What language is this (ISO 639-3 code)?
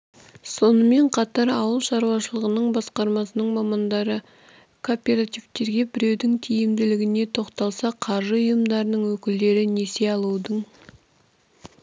kaz